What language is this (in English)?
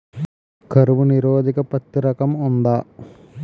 Telugu